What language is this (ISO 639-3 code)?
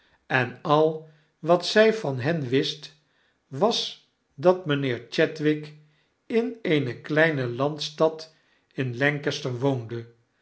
nld